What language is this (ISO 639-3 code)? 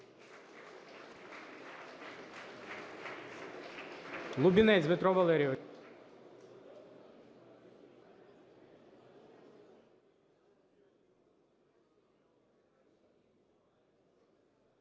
ukr